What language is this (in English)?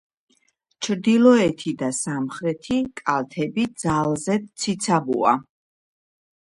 Georgian